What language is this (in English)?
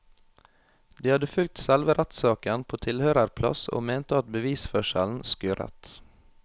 Norwegian